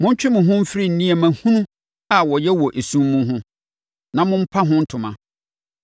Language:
Akan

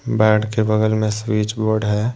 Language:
Hindi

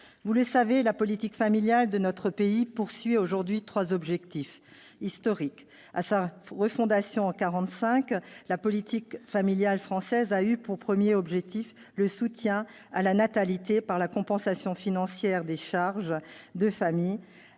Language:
French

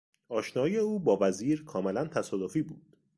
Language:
Persian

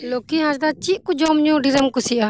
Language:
Santali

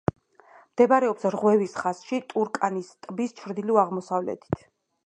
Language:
Georgian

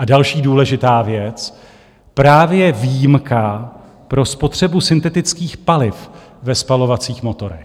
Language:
Czech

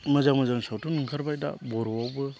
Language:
Bodo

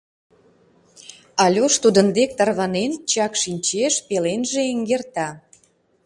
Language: Mari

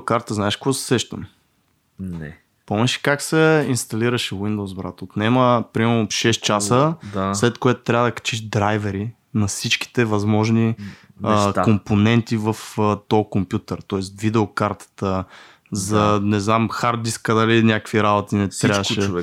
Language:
Bulgarian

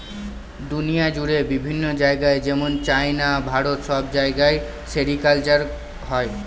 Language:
Bangla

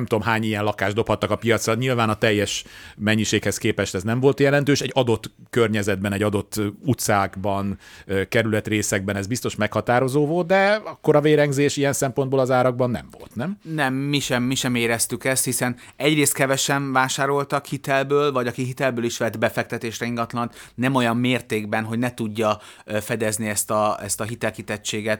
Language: Hungarian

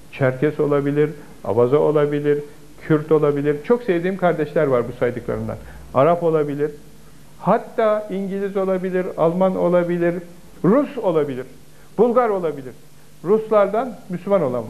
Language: Turkish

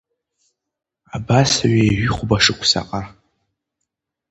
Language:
Abkhazian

